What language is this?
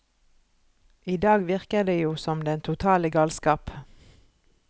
Norwegian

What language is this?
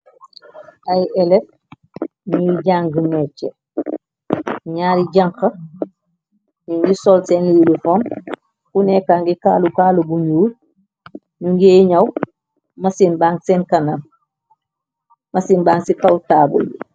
Wolof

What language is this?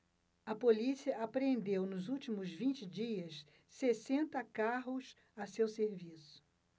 Portuguese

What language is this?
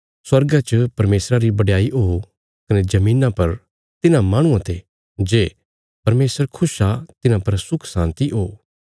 Bilaspuri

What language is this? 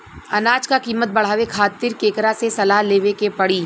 Bhojpuri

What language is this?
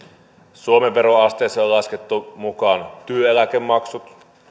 Finnish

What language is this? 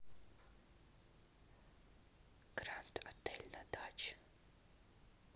Russian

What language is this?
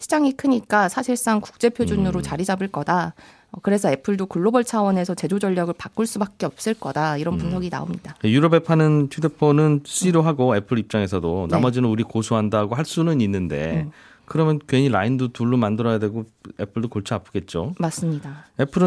Korean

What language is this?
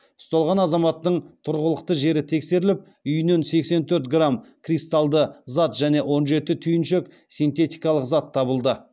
Kazakh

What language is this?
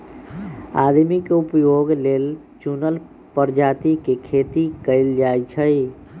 Magahi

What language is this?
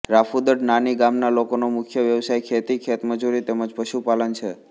Gujarati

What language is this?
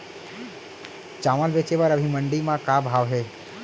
Chhattisgarhi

